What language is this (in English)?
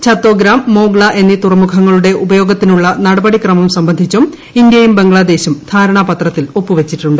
Malayalam